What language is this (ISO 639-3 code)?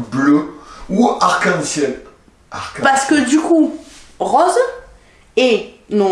fra